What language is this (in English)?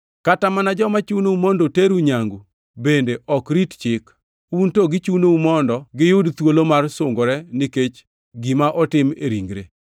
Luo (Kenya and Tanzania)